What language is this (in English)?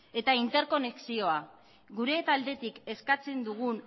Basque